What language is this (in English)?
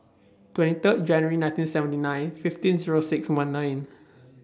English